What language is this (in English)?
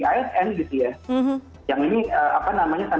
Indonesian